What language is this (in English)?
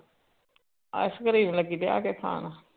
Punjabi